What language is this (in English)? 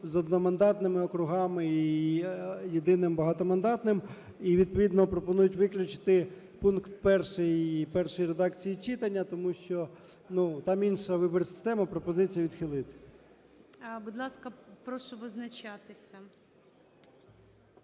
Ukrainian